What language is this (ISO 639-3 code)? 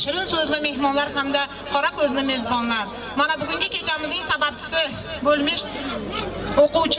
tur